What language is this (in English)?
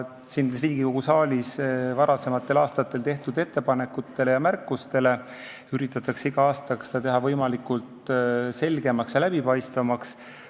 Estonian